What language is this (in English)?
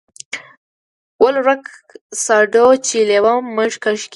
Pashto